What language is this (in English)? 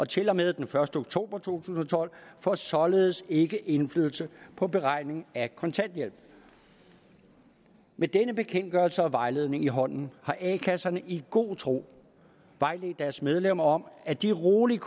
Danish